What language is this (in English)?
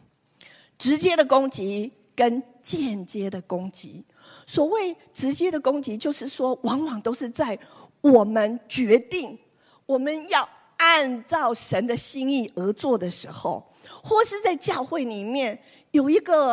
Chinese